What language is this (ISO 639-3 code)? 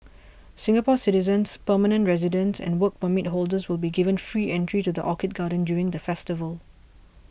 eng